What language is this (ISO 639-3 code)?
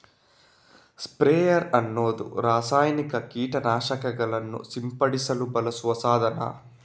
kan